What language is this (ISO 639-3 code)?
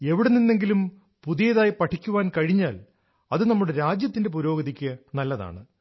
mal